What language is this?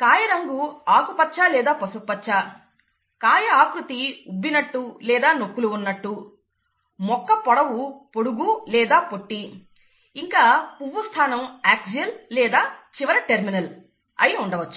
Telugu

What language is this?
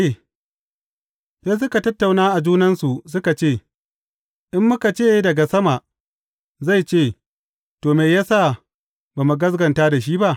Hausa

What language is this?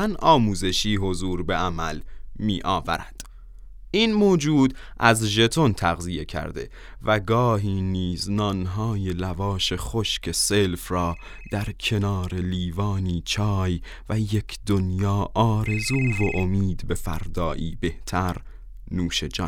Persian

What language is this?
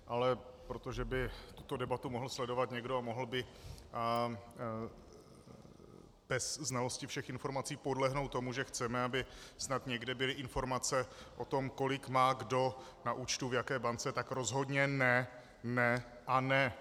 Czech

